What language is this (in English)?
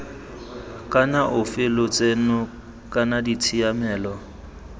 Tswana